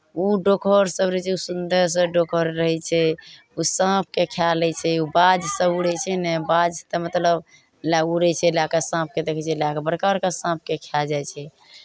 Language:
Maithili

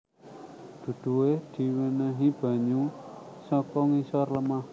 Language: Javanese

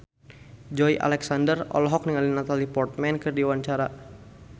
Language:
Sundanese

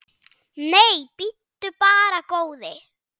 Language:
Icelandic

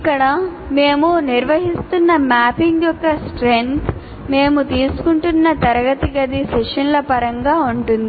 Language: Telugu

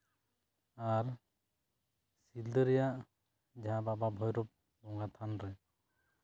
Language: Santali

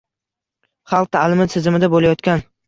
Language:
Uzbek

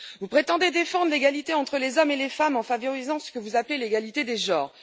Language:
French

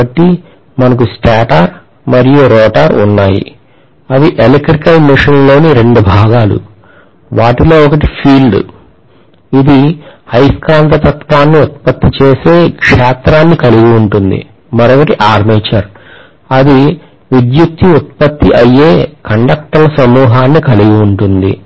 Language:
Telugu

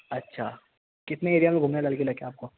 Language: Urdu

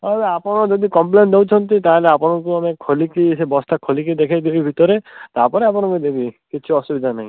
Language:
Odia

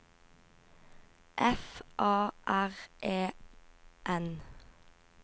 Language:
Norwegian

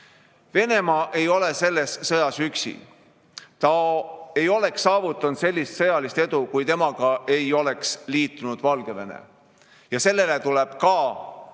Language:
Estonian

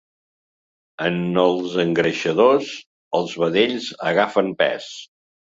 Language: Catalan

